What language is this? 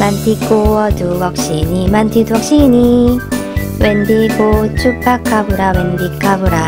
Korean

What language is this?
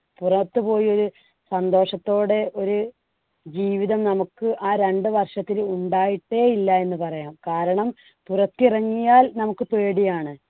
Malayalam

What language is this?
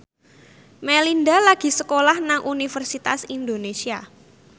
Javanese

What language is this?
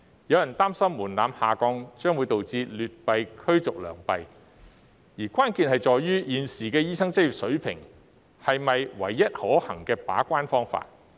Cantonese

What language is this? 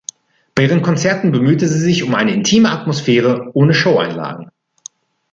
German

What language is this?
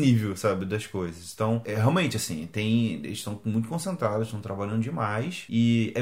Portuguese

